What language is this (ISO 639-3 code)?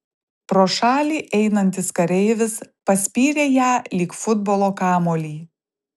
lit